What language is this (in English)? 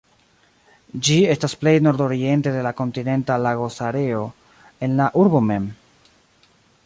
Esperanto